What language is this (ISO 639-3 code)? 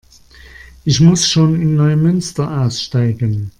deu